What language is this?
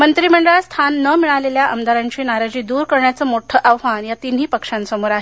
Marathi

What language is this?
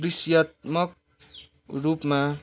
Nepali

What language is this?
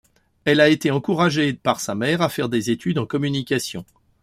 French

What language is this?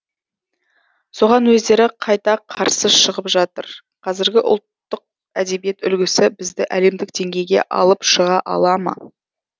Kazakh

